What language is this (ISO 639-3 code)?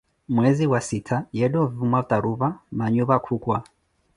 eko